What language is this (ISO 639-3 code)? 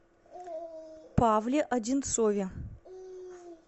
rus